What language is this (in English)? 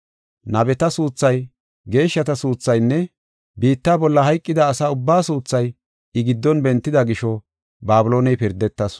Gofa